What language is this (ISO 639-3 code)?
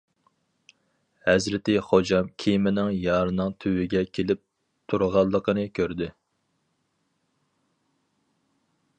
uig